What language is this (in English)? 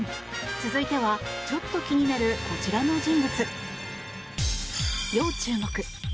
Japanese